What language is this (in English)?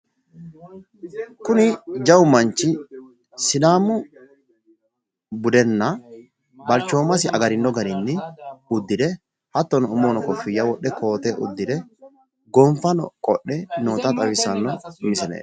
Sidamo